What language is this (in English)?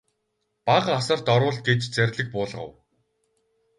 Mongolian